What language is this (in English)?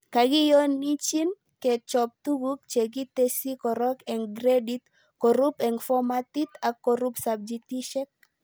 Kalenjin